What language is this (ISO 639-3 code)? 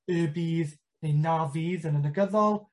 cym